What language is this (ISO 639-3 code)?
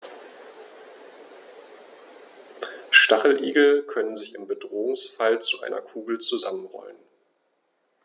deu